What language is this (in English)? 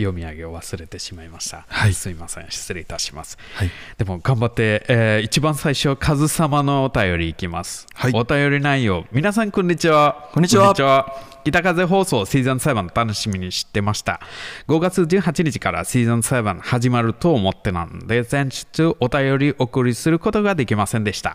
Japanese